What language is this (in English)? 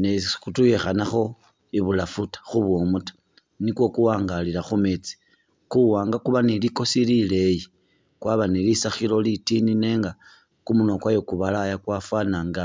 Masaaba